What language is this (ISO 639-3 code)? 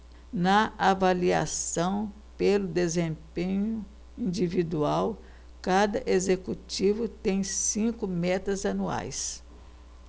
por